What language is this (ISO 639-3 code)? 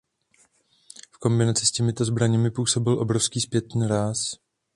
ces